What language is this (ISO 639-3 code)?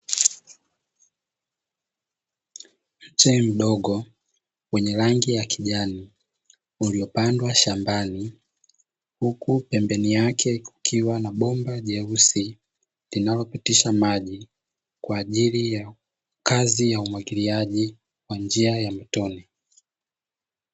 swa